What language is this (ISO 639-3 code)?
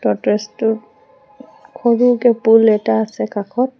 asm